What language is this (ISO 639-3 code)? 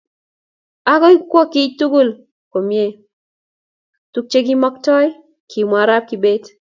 kln